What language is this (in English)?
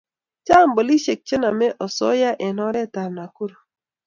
Kalenjin